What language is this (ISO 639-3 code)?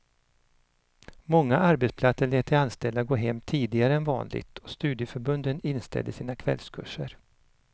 swe